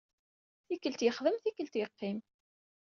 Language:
Kabyle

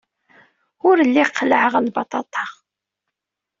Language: Kabyle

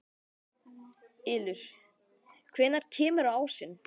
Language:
Icelandic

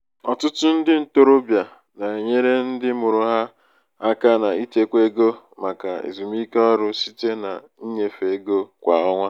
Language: Igbo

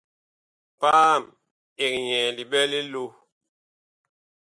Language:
Bakoko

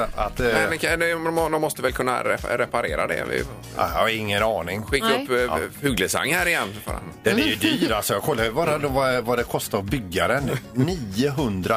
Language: Swedish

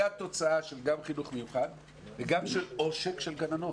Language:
Hebrew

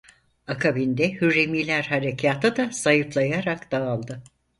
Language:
Turkish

